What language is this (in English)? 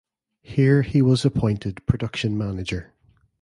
English